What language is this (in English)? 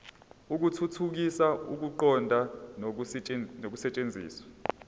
Zulu